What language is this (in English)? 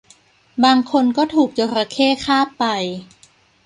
Thai